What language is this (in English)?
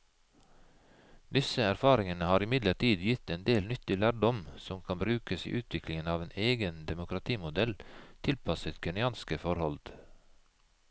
Norwegian